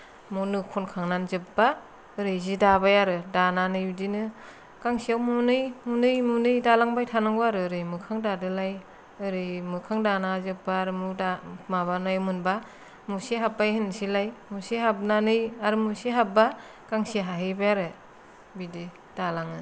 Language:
Bodo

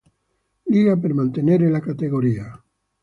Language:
Italian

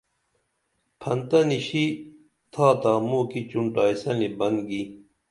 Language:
Dameli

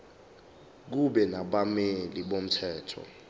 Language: Zulu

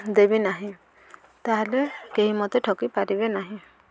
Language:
Odia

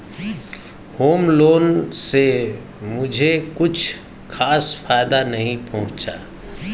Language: Hindi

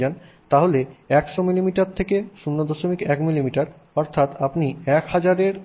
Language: Bangla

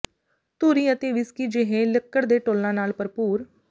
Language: Punjabi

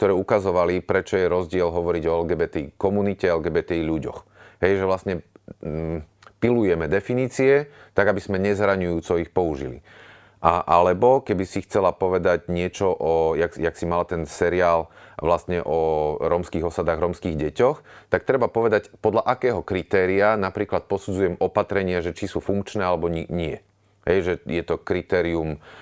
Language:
Slovak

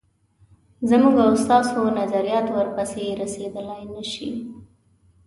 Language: Pashto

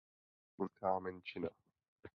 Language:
Czech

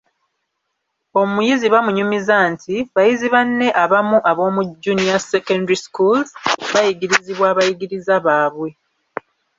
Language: Ganda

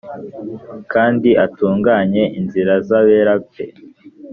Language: Kinyarwanda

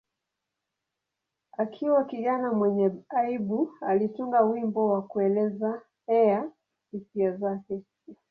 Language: Swahili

